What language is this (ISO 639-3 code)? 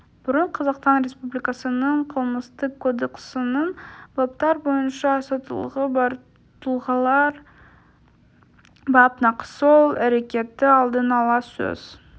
kaz